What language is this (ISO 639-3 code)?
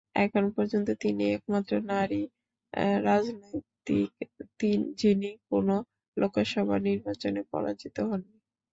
ben